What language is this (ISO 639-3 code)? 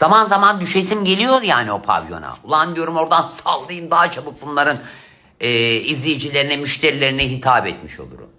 tur